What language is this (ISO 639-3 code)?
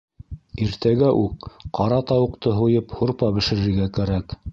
bak